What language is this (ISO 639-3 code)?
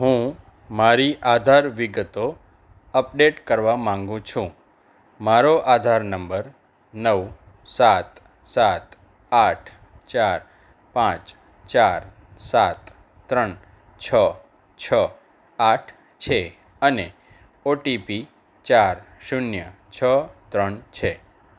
guj